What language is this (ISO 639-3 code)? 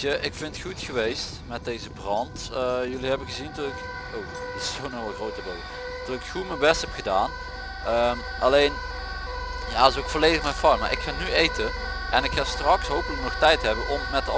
nld